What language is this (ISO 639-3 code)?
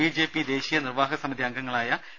mal